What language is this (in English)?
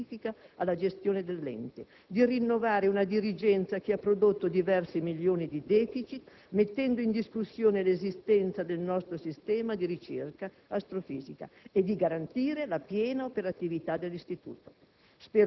Italian